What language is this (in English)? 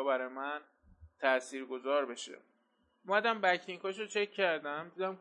Persian